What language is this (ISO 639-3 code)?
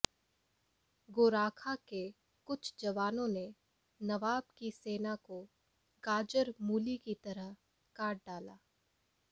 hin